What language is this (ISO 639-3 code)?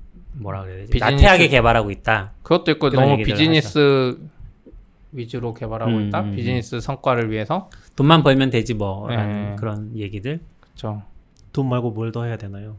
kor